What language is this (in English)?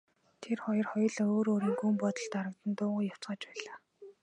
Mongolian